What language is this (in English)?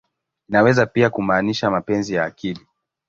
Swahili